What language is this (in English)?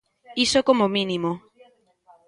Galician